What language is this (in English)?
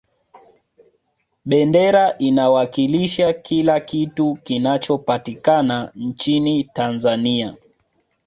Swahili